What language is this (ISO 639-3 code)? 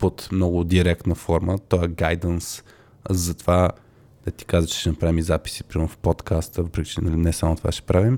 bul